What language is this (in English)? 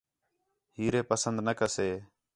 Khetrani